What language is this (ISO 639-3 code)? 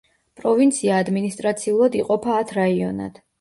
kat